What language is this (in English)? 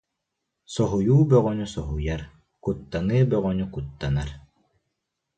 Yakut